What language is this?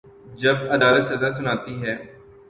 Urdu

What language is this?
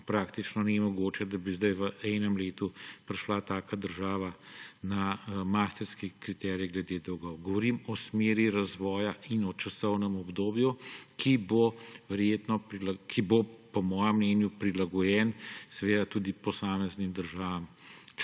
Slovenian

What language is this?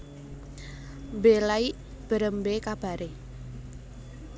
Javanese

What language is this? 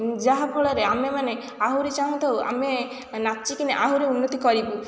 Odia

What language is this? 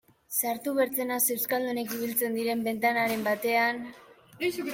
Basque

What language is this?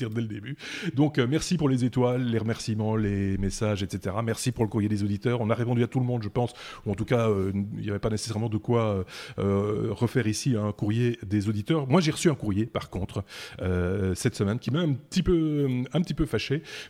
French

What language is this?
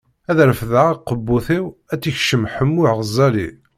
Kabyle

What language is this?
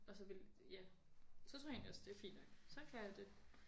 Danish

